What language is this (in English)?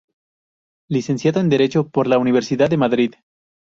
Spanish